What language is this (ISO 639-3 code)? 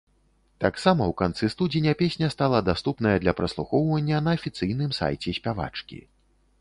bel